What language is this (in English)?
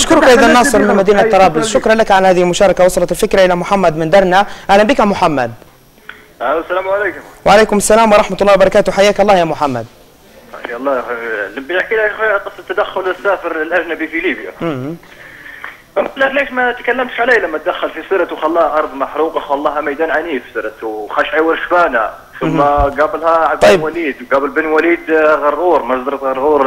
Arabic